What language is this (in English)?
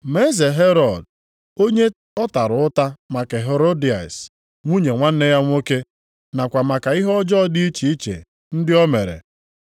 Igbo